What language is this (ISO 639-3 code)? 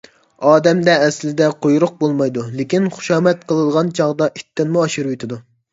uig